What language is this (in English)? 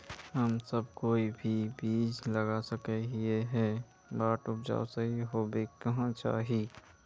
Magahi